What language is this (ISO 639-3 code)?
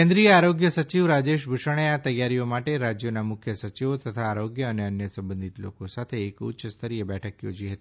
guj